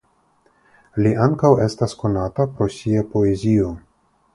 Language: Esperanto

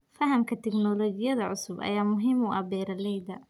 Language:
Somali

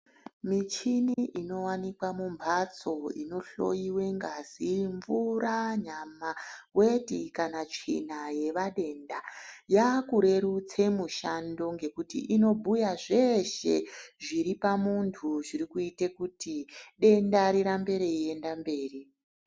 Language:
Ndau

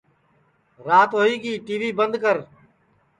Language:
Sansi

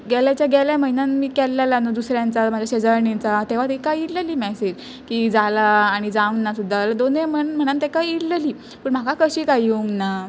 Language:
Konkani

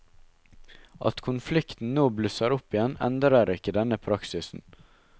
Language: Norwegian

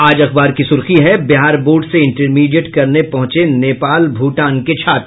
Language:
Hindi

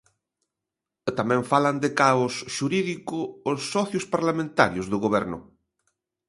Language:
Galician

